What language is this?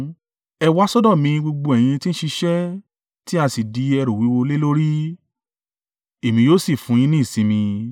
Yoruba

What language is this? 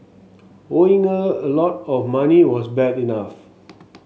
English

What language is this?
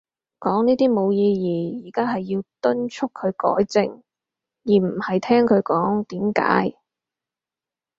Cantonese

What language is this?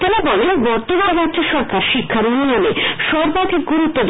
Bangla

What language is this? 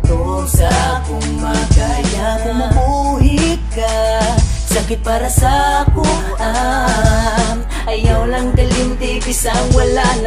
Vietnamese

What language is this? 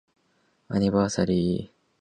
Japanese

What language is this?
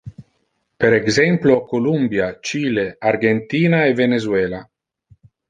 Interlingua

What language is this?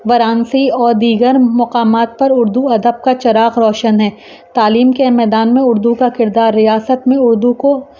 Urdu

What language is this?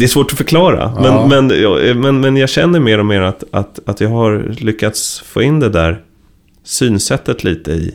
Swedish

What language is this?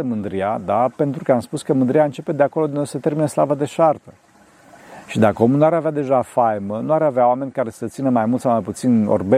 Romanian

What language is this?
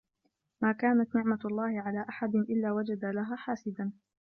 Arabic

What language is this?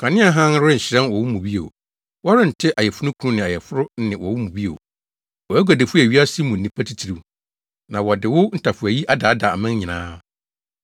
Akan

